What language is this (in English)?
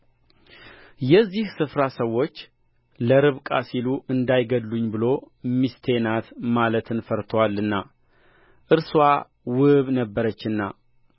Amharic